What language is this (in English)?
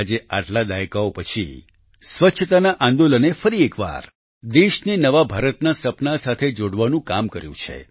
Gujarati